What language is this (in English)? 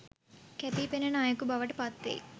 Sinhala